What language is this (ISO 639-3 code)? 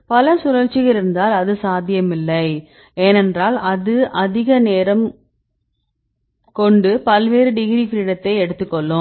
tam